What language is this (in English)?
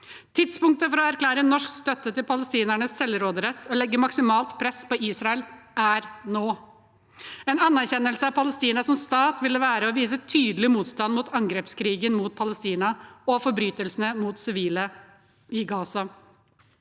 Norwegian